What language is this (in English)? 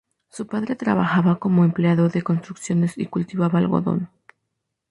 Spanish